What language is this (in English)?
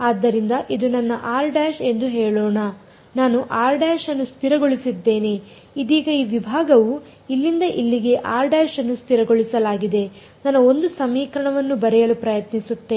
Kannada